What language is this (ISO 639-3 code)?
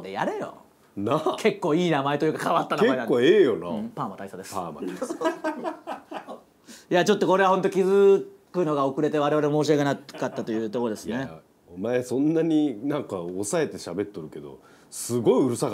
jpn